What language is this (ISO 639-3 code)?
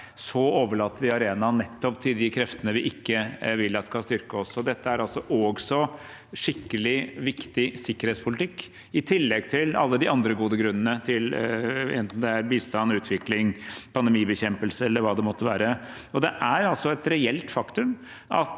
nor